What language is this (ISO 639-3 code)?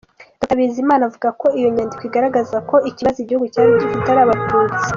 kin